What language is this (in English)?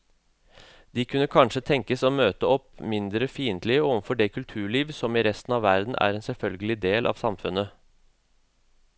Norwegian